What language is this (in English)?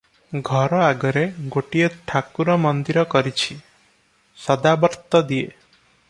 Odia